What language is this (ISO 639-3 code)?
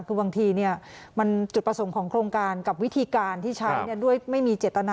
tha